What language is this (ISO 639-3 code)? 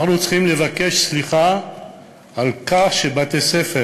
heb